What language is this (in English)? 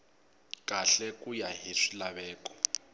Tsonga